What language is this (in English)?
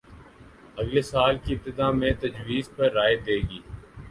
Urdu